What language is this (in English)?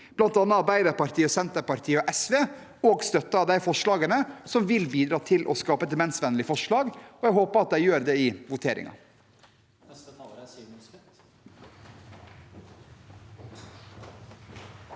Norwegian